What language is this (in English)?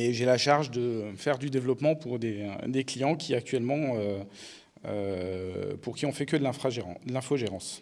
French